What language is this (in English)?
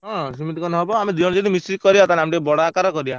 Odia